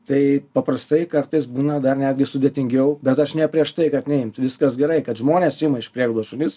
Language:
Lithuanian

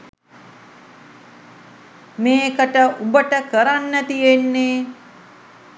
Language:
Sinhala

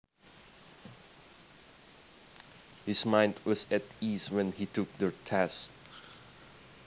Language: Javanese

